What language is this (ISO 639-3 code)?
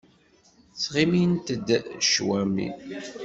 kab